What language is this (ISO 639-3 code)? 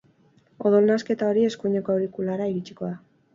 eus